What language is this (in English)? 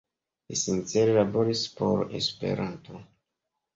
Esperanto